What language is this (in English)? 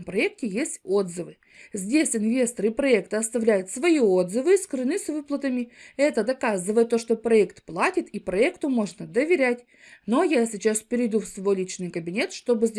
Russian